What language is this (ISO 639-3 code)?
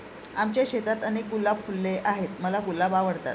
mar